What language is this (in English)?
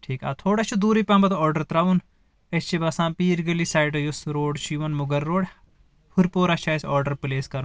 Kashmiri